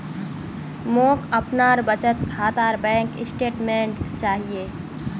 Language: Magahi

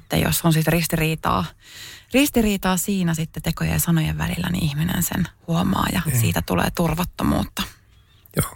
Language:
Finnish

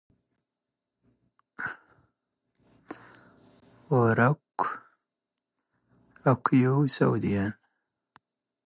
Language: Standard Moroccan Tamazight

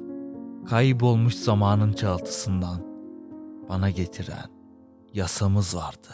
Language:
Turkish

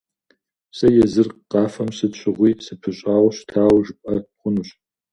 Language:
Kabardian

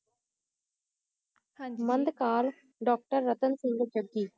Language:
Punjabi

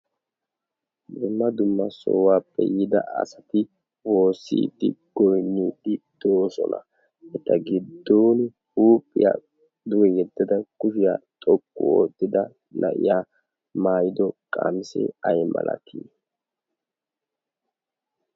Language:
Wolaytta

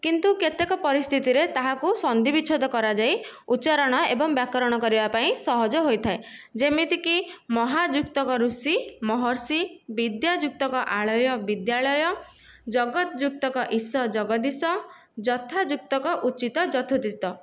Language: Odia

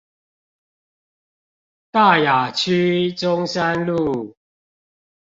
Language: Chinese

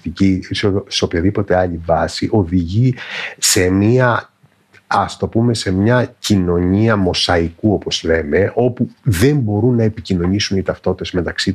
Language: Greek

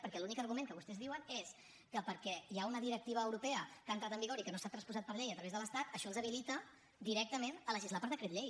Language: Catalan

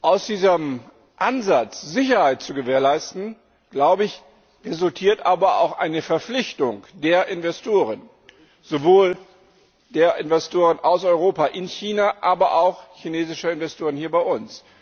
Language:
German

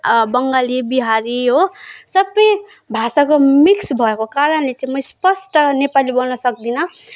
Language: Nepali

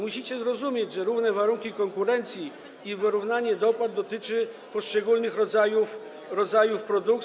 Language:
Polish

